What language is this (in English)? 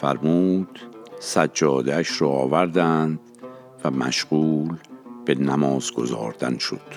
Persian